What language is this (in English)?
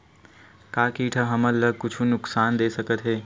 Chhattisgarhi